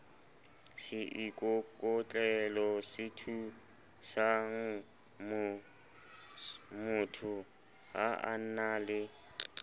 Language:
Southern Sotho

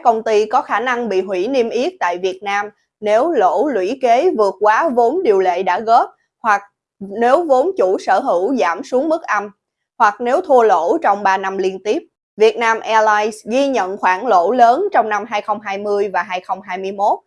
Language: Vietnamese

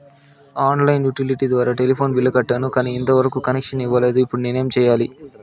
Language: Telugu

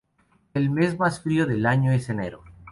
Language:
Spanish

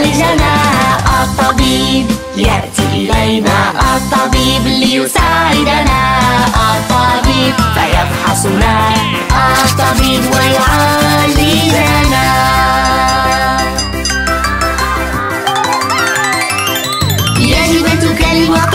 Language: Arabic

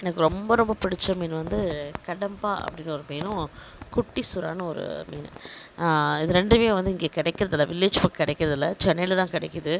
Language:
Tamil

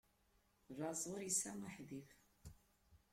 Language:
Kabyle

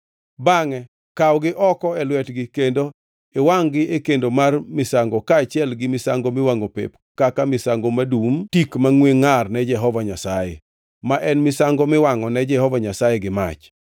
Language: Luo (Kenya and Tanzania)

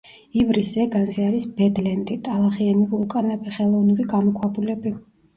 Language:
Georgian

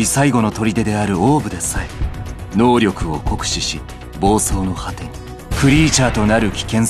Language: Japanese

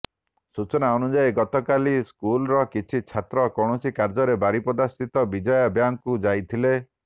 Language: Odia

